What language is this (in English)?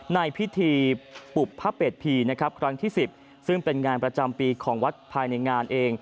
Thai